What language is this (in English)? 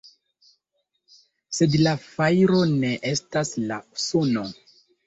Esperanto